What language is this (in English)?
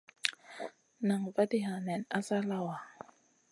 Masana